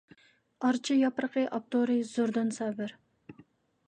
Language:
Uyghur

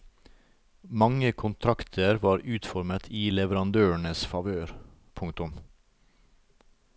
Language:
Norwegian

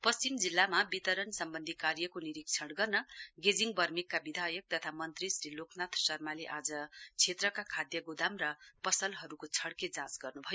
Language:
Nepali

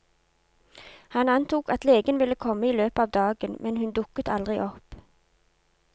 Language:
Norwegian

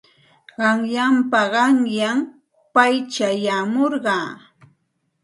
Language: Santa Ana de Tusi Pasco Quechua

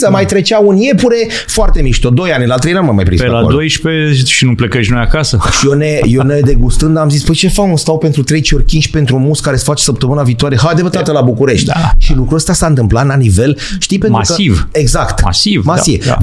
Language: Romanian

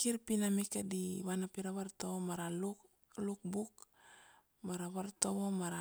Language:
Kuanua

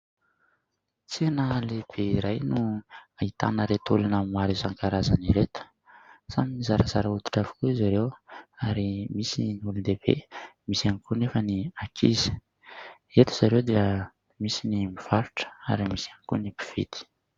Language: Malagasy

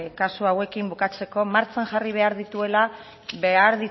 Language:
Basque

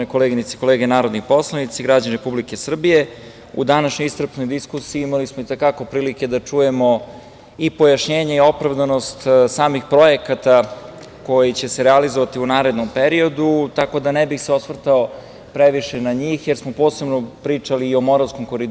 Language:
Serbian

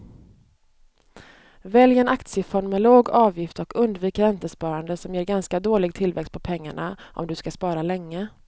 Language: Swedish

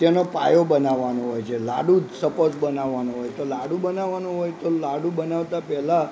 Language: Gujarati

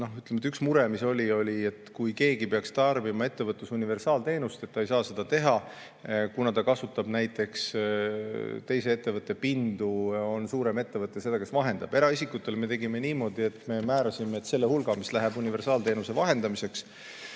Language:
Estonian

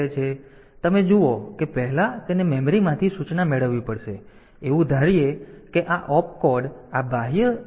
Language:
Gujarati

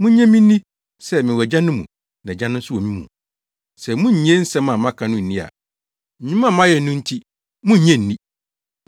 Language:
Akan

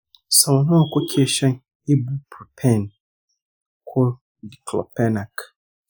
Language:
Hausa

